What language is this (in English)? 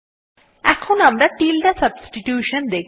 Bangla